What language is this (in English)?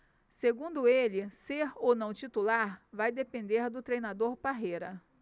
Portuguese